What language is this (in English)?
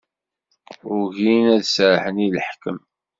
Kabyle